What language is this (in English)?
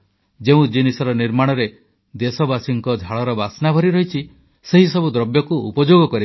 Odia